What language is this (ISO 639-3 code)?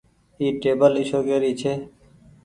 gig